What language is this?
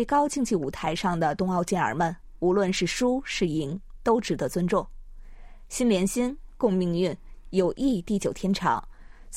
Chinese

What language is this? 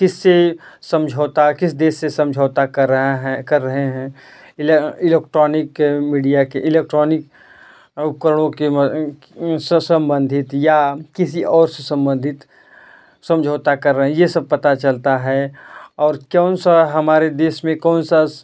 Hindi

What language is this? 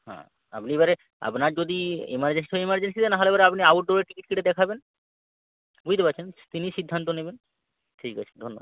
Bangla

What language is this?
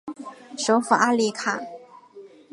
Chinese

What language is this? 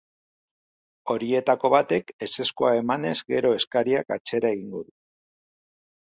Basque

